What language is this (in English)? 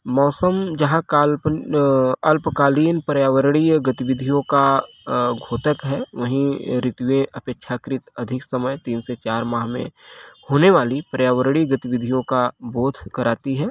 Hindi